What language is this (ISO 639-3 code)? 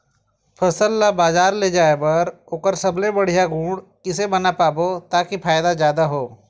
hne